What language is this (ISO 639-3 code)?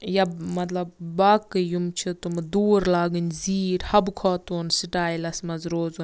kas